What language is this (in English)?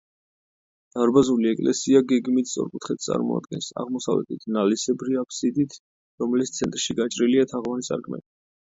Georgian